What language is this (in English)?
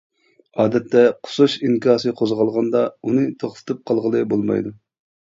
Uyghur